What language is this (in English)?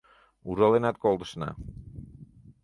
Mari